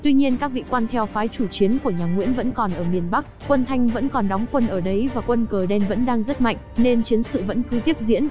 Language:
Vietnamese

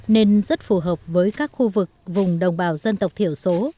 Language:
Vietnamese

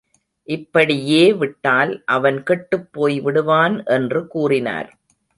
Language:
Tamil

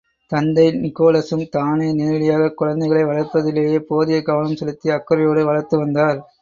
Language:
Tamil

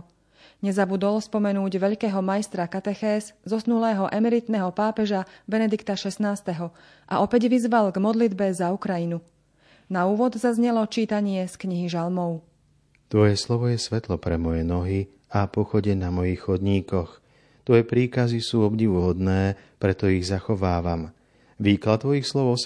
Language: Slovak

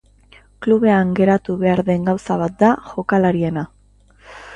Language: Basque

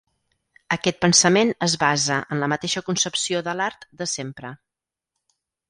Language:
Catalan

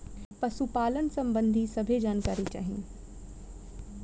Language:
Bhojpuri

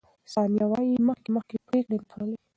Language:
Pashto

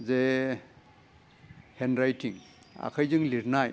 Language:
Bodo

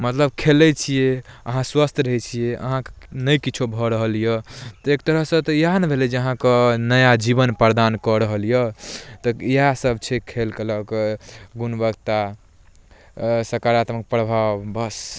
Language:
Maithili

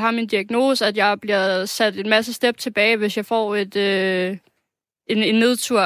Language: Danish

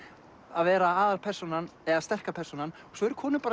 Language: Icelandic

